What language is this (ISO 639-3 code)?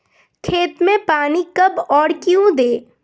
hin